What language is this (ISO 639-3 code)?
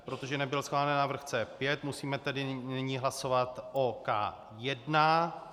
ces